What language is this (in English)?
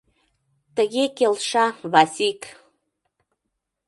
Mari